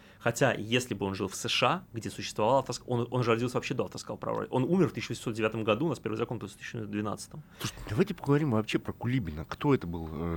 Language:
Russian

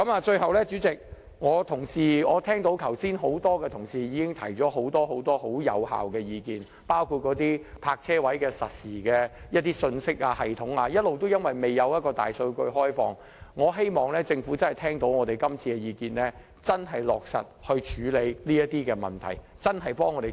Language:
Cantonese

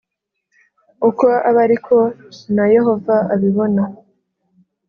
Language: Kinyarwanda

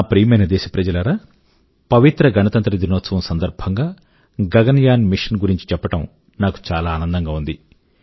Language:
Telugu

